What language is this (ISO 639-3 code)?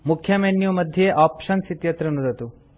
san